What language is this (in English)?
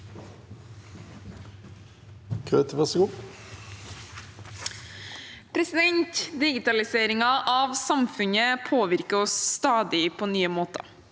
Norwegian